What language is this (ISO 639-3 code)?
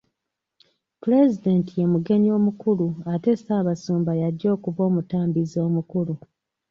lug